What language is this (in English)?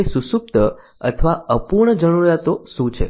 Gujarati